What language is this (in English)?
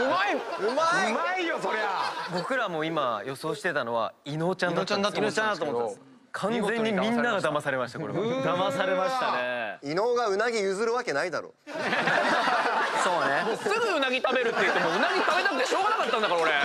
Japanese